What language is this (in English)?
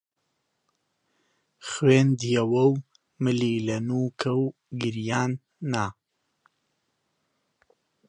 Central Kurdish